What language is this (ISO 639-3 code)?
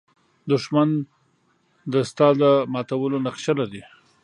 pus